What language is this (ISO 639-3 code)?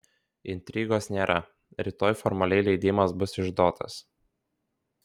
lit